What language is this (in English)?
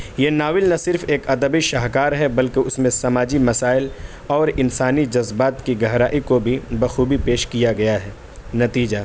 Urdu